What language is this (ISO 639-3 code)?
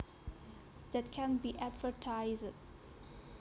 jav